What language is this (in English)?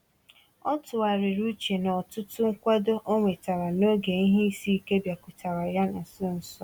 Igbo